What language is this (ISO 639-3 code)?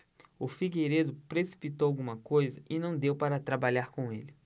por